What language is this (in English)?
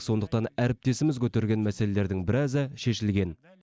Kazakh